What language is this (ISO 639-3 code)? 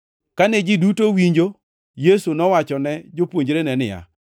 luo